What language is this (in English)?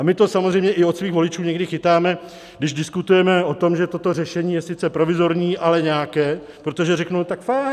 Czech